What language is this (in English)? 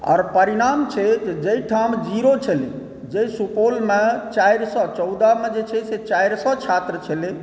Maithili